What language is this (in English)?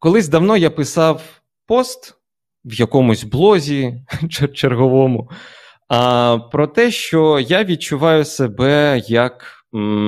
Ukrainian